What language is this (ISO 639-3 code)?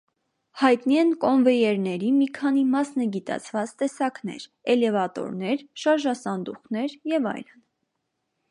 hye